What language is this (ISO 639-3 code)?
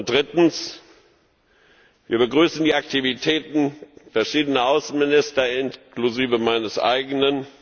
deu